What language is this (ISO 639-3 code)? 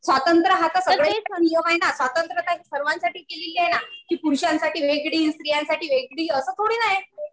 mar